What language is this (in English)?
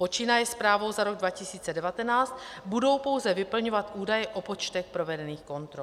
Czech